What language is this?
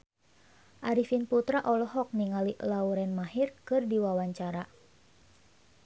Sundanese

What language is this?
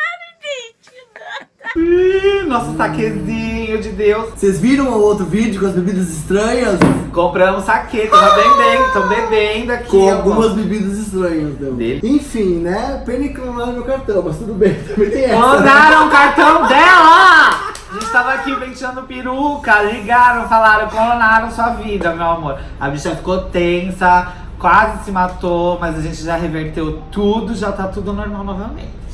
Portuguese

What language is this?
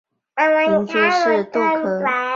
Chinese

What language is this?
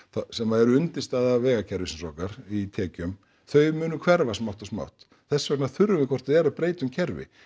Icelandic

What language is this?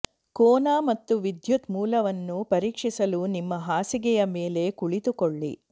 Kannada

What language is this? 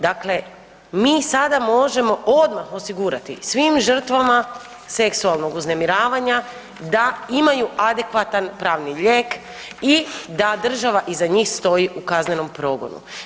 Croatian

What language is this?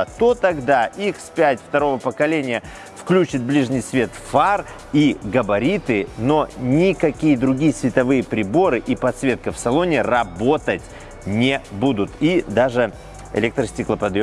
Russian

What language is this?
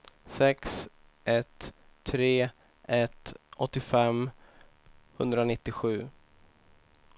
Swedish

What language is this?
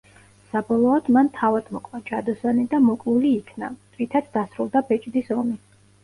Georgian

